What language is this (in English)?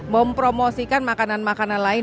Indonesian